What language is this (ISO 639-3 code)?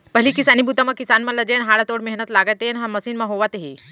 hne